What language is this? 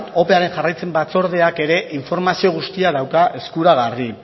Basque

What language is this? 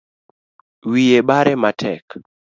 Luo (Kenya and Tanzania)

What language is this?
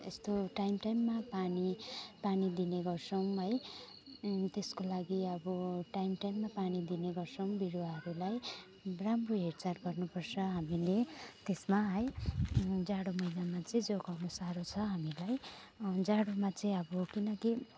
Nepali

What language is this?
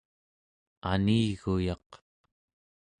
Central Yupik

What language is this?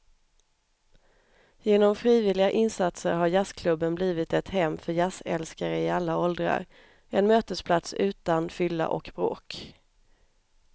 Swedish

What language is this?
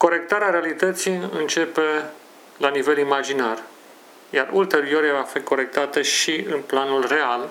Romanian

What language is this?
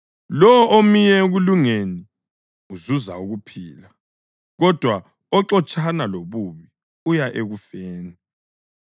North Ndebele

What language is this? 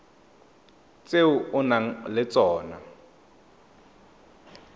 Tswana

